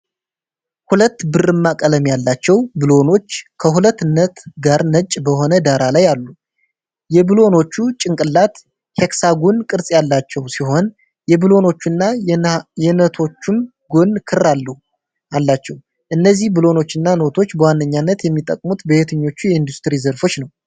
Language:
Amharic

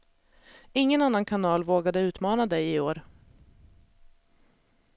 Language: Swedish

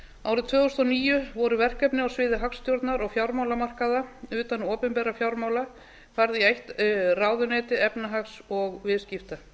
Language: Icelandic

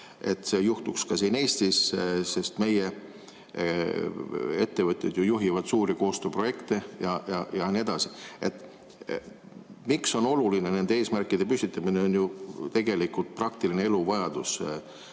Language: Estonian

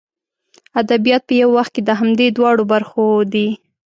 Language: Pashto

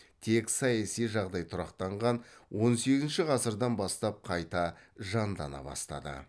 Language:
Kazakh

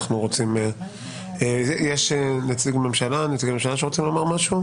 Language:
Hebrew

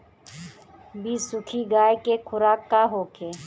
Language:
Bhojpuri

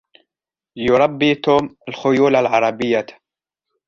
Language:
Arabic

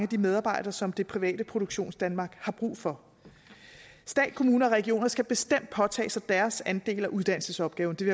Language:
Danish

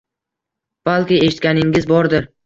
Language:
Uzbek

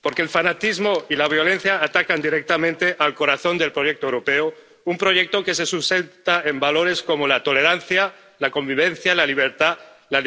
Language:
Spanish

